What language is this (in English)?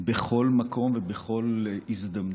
Hebrew